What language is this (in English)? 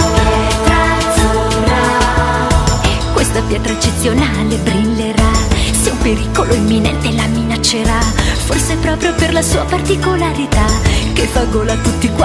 Italian